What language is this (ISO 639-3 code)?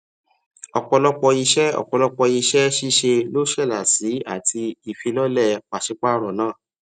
yor